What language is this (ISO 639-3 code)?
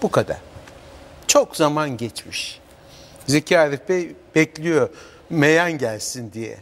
tur